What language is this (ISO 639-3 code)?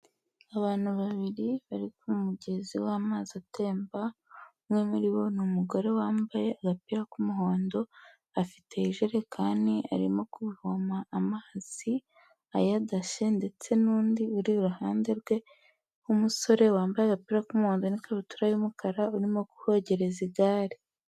kin